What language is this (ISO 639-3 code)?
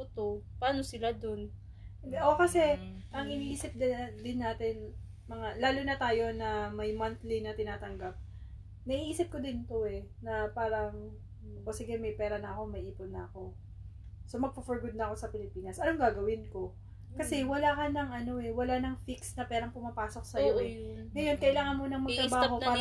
fil